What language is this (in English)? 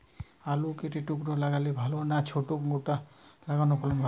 Bangla